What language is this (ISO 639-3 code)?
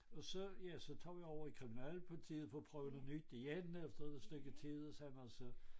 dan